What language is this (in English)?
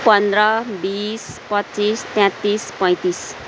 Nepali